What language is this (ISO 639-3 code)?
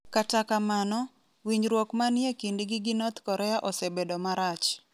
luo